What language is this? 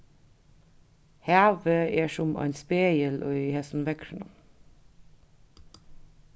Faroese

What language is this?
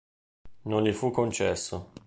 Italian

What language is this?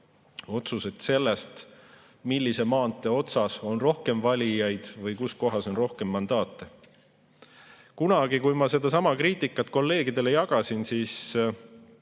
Estonian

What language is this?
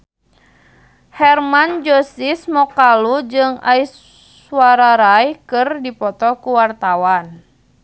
Sundanese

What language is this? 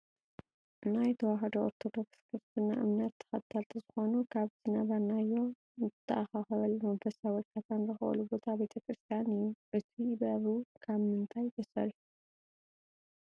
Tigrinya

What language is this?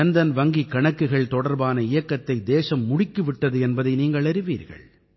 Tamil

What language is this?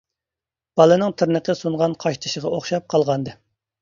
Uyghur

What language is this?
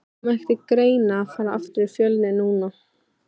Icelandic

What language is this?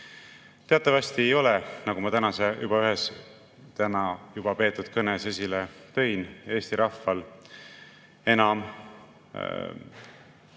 Estonian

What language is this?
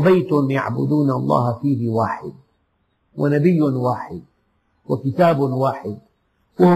Arabic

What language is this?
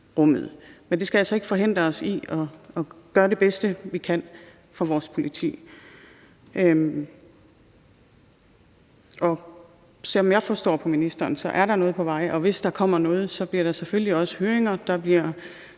Danish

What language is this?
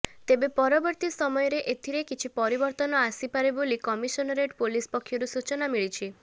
Odia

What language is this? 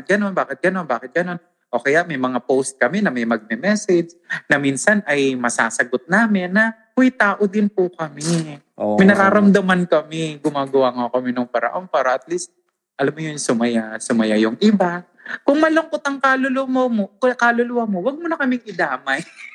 Filipino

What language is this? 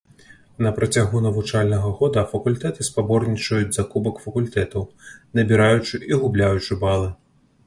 Belarusian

